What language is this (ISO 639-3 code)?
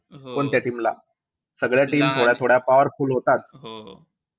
mar